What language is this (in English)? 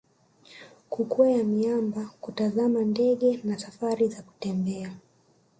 Swahili